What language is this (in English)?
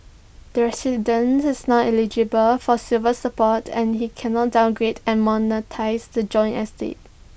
English